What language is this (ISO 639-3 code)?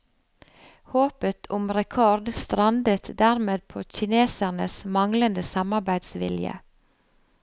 nor